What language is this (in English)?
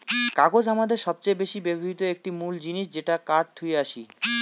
Bangla